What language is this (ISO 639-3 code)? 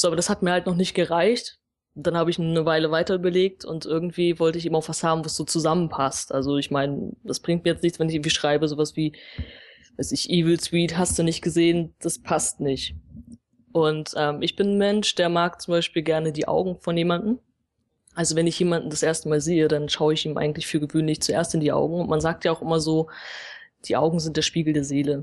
deu